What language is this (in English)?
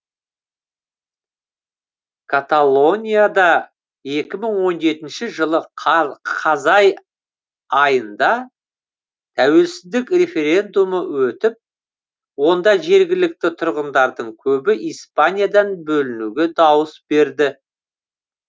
Kazakh